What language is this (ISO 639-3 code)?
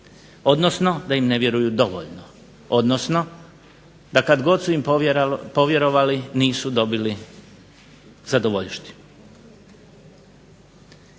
hrv